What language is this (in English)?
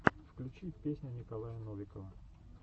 Russian